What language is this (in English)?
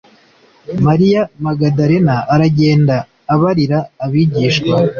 Kinyarwanda